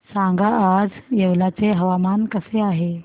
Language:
Marathi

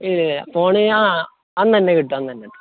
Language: Malayalam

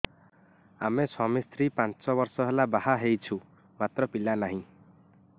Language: Odia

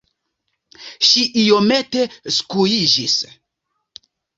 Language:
Esperanto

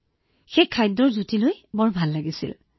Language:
Assamese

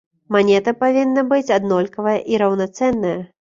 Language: Belarusian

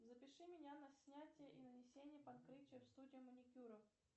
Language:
Russian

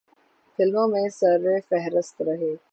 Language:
Urdu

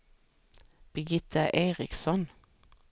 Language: Swedish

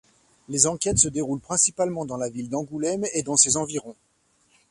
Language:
French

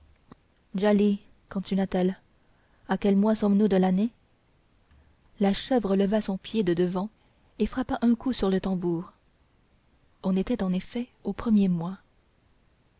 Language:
French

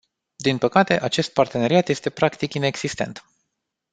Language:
Romanian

